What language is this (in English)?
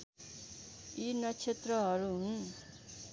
Nepali